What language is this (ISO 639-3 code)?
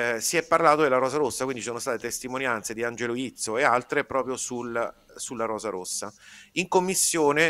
ita